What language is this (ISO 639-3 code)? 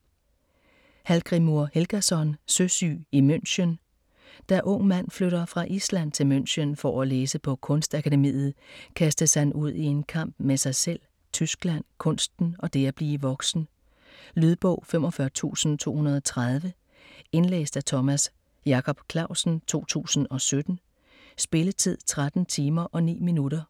dan